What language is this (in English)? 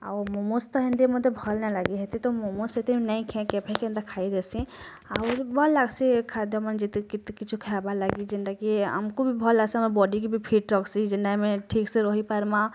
Odia